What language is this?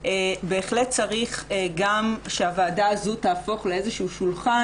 Hebrew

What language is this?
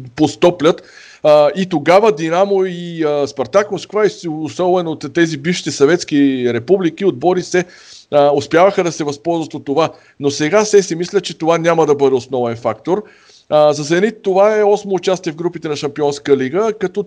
Bulgarian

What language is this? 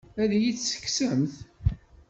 Kabyle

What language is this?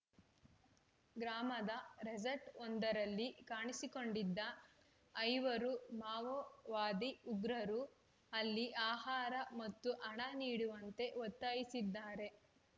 Kannada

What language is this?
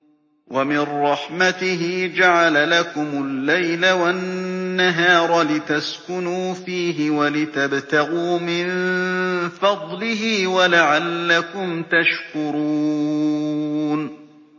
Arabic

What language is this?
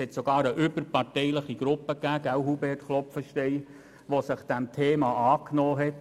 Swiss German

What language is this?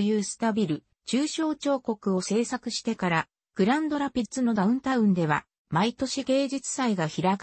Japanese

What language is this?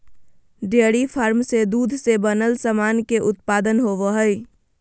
Magahi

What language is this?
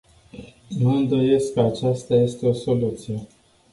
Romanian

